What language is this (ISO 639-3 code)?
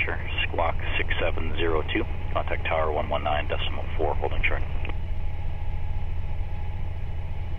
eng